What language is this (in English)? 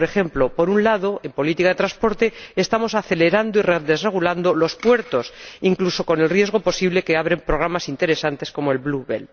Spanish